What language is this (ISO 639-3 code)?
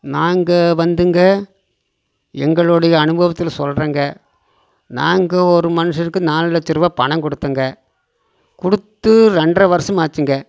tam